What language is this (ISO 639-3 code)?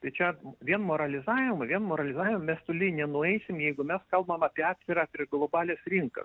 lit